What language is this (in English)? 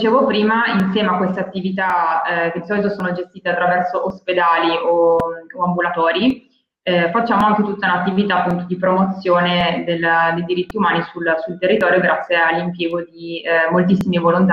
Italian